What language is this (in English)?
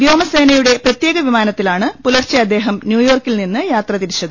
Malayalam